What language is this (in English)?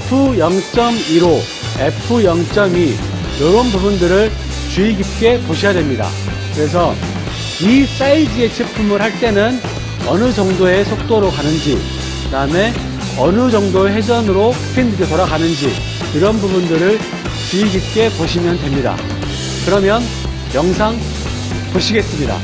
Korean